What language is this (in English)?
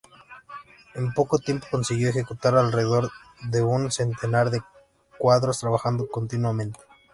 Spanish